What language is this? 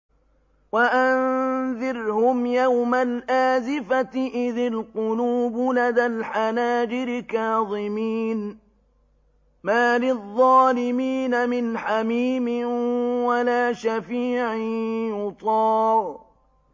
Arabic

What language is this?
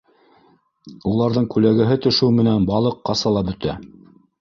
Bashkir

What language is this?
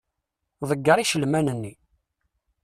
Kabyle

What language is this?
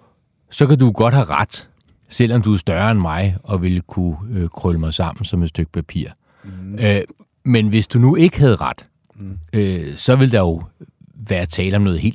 Danish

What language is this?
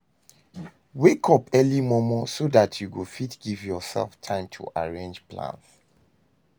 Nigerian Pidgin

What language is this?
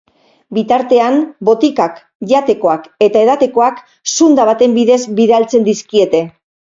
Basque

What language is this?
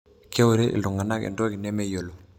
Masai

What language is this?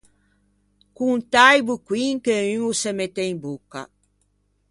Ligurian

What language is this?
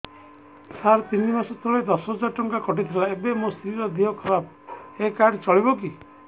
Odia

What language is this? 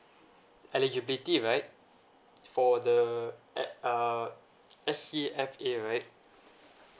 English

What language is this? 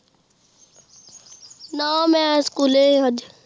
Punjabi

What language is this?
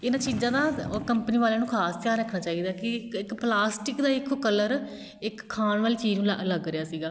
Punjabi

